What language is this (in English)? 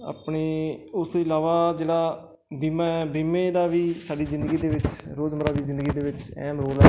Punjabi